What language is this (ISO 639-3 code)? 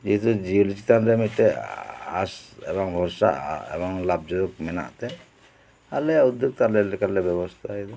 sat